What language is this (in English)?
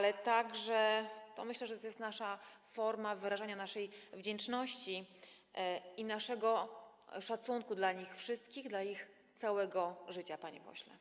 Polish